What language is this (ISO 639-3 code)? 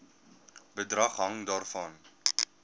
afr